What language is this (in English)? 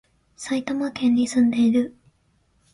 Japanese